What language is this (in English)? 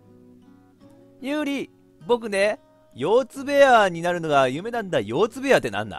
Japanese